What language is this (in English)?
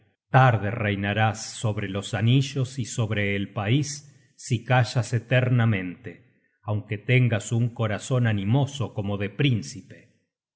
Spanish